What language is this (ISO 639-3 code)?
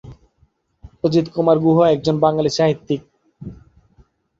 ben